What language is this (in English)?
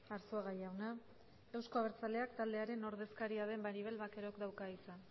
Basque